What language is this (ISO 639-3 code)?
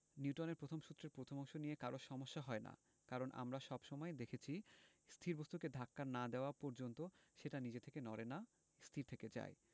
ben